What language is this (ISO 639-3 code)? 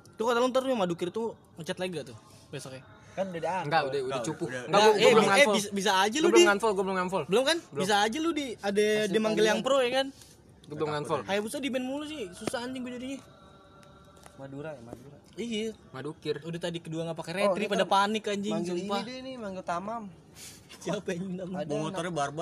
ind